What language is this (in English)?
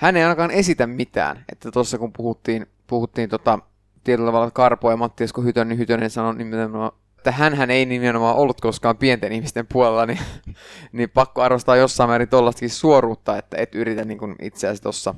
Finnish